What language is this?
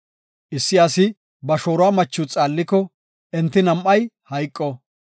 Gofa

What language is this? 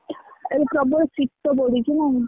Odia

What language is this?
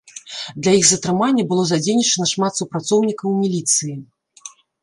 Belarusian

